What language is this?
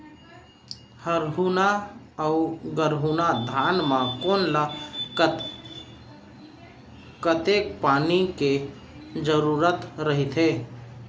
Chhattisgarhi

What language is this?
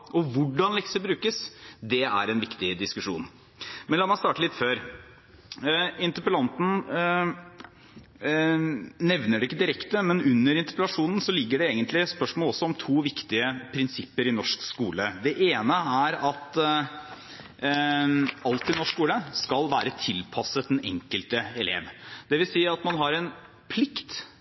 Norwegian Bokmål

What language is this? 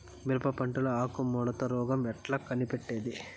Telugu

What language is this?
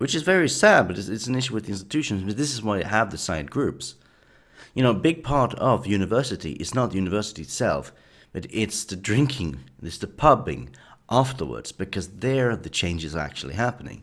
English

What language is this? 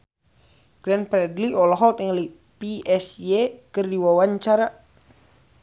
Sundanese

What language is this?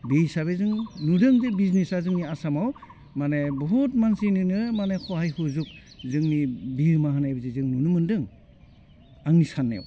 Bodo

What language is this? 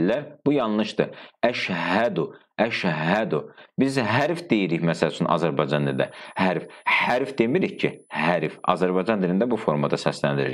Turkish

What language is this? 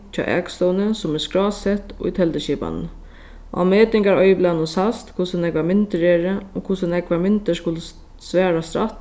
Faroese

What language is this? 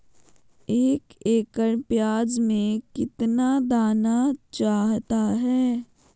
Magahi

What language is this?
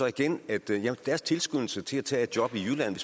Danish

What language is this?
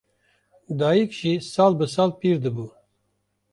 Kurdish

